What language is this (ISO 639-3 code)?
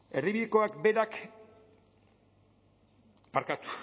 eus